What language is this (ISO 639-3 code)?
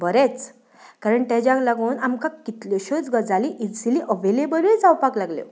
kok